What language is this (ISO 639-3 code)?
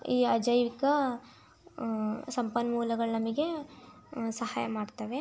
kan